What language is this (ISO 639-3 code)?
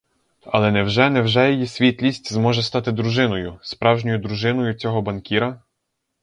ukr